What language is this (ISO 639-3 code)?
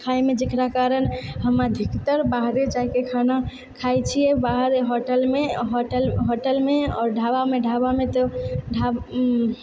mai